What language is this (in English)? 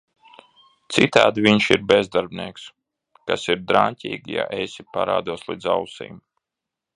Latvian